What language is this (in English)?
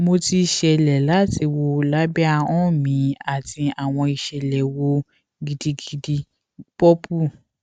Yoruba